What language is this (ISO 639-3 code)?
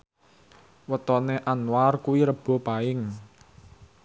jav